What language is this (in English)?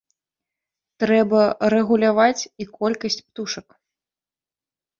Belarusian